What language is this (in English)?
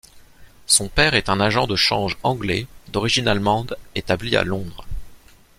French